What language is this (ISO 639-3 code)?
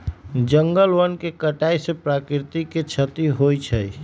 mag